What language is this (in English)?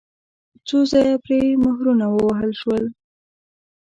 Pashto